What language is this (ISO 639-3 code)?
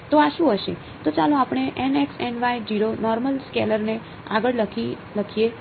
guj